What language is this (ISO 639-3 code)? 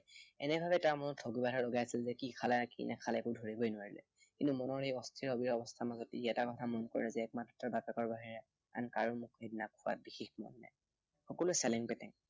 asm